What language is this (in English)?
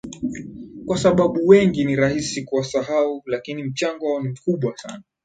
Swahili